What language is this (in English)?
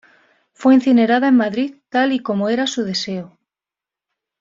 Spanish